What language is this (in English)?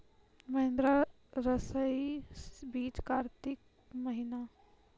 Maithili